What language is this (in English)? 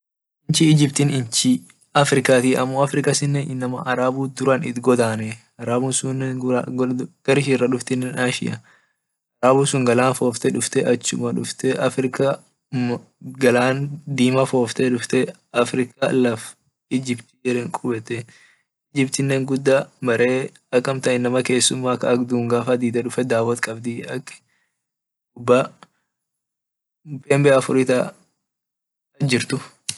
Orma